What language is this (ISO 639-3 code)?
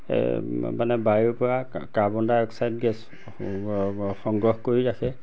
asm